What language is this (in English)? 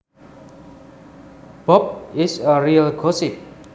Javanese